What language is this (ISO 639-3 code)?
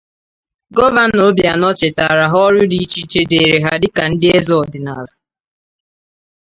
ibo